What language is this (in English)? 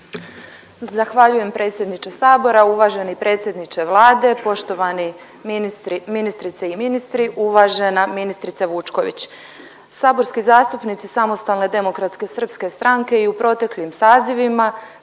Croatian